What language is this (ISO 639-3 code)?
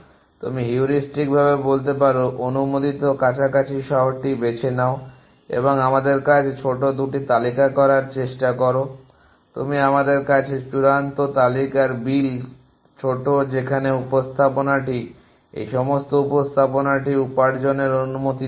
ben